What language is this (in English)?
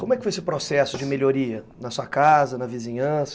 Portuguese